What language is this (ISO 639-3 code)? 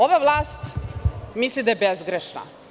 srp